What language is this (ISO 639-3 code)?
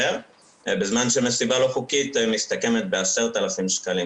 heb